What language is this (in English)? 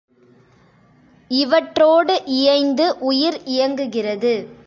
Tamil